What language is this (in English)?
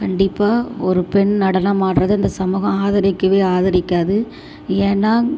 Tamil